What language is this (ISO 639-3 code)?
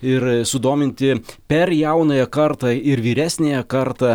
lit